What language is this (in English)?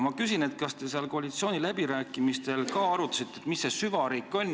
Estonian